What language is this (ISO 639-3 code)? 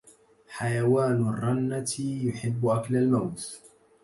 ara